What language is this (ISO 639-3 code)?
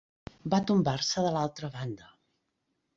cat